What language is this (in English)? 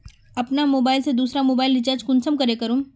Magahi